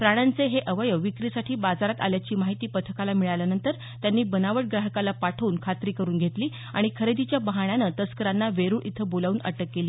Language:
Marathi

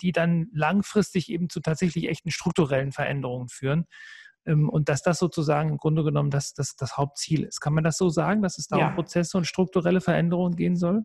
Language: German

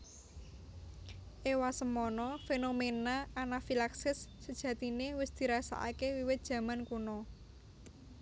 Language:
Javanese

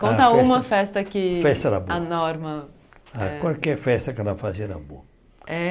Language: Portuguese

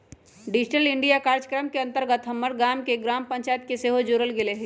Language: Magahi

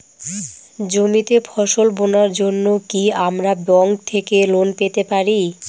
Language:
Bangla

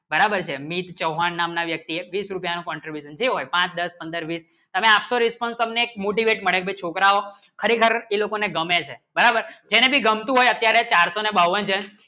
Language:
Gujarati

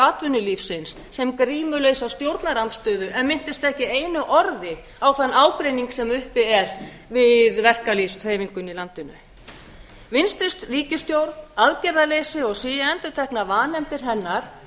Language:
Icelandic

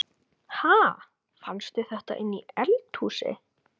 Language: Icelandic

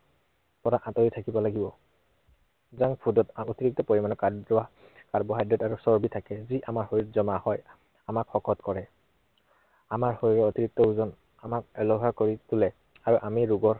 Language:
Assamese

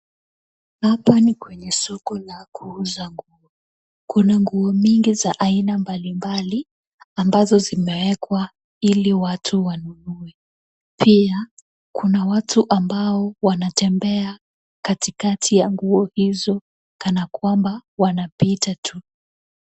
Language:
Swahili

